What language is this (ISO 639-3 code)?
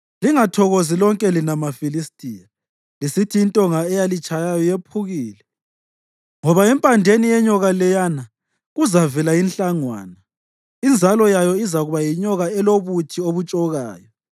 nde